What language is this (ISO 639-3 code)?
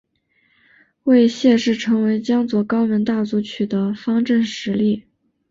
zho